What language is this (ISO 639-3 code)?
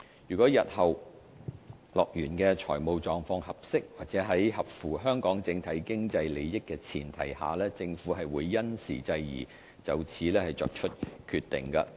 yue